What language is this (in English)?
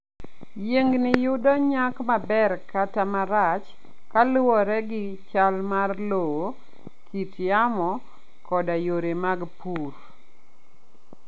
Luo (Kenya and Tanzania)